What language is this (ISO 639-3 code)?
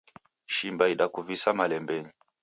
dav